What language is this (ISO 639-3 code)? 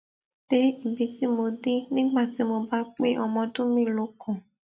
yor